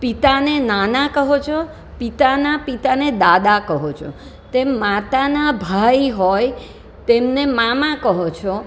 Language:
Gujarati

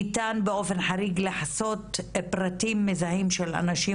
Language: Hebrew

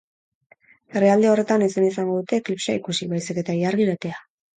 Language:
Basque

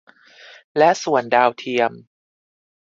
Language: Thai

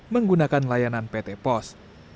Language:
Indonesian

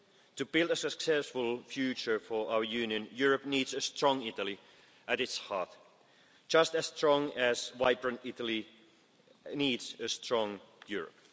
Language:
English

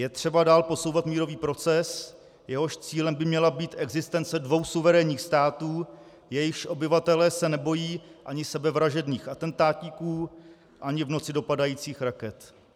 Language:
Czech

